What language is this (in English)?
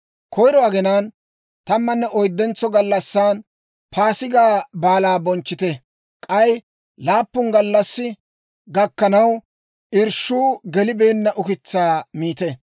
Dawro